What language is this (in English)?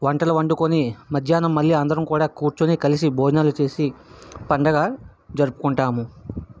Telugu